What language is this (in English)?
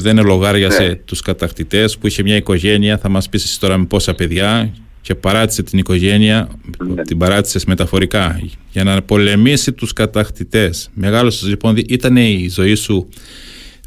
Greek